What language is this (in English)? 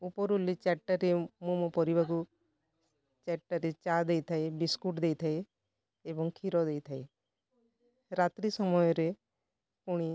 Odia